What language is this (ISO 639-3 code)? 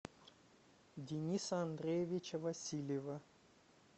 rus